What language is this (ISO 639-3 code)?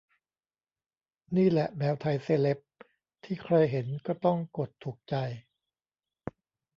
tha